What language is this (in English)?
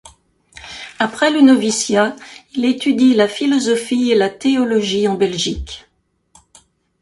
French